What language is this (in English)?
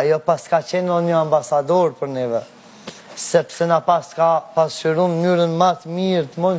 Romanian